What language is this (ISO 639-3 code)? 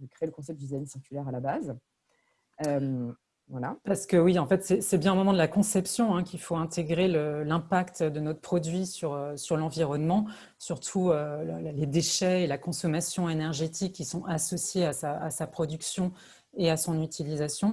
fra